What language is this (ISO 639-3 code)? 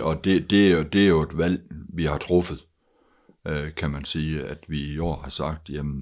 dan